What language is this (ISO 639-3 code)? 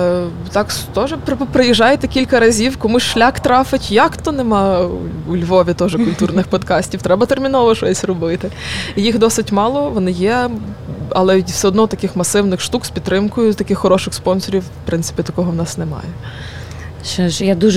ukr